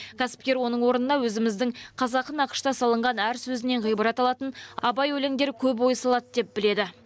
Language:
Kazakh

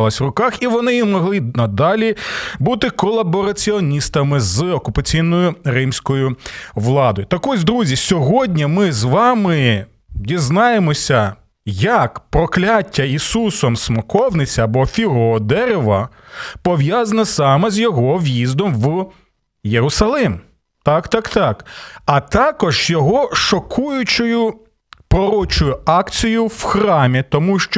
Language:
Ukrainian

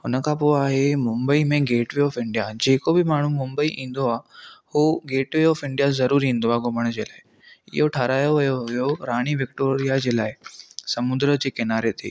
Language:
Sindhi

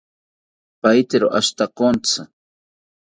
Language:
South Ucayali Ashéninka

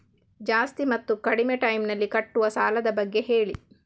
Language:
Kannada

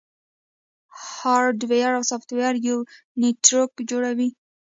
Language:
Pashto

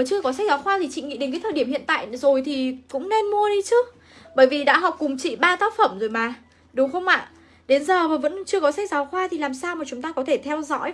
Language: Vietnamese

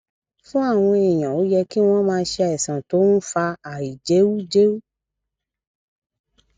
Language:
Yoruba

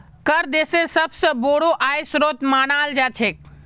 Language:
Magahi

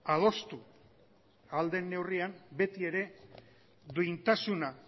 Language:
Basque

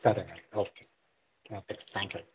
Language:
Telugu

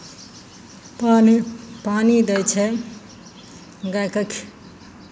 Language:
Maithili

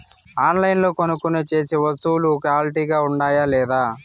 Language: Telugu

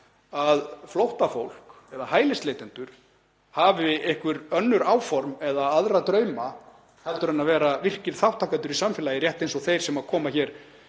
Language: Icelandic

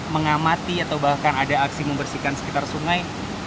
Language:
Indonesian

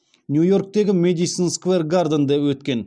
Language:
Kazakh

